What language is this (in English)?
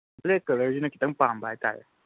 Manipuri